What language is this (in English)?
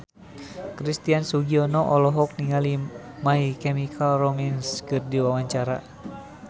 Sundanese